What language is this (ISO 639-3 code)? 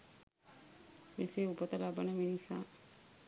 sin